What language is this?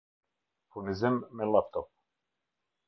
Albanian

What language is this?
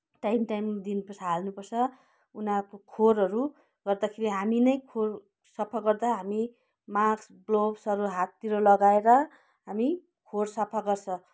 Nepali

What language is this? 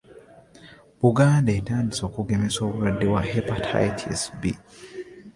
Ganda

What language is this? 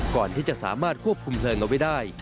Thai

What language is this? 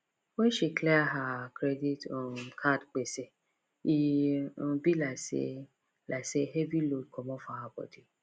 Nigerian Pidgin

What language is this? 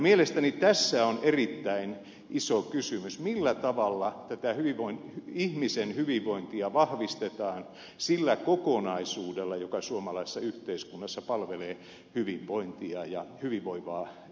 Finnish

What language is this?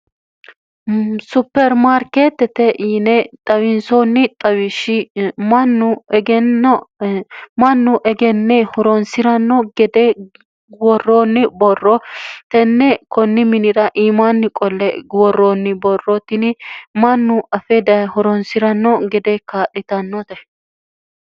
Sidamo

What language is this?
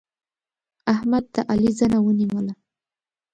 Pashto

